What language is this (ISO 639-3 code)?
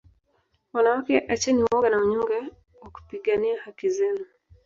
swa